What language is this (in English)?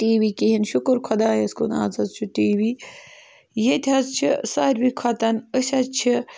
Kashmiri